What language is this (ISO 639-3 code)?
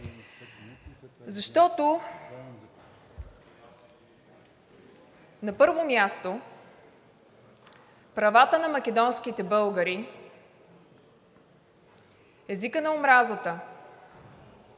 bul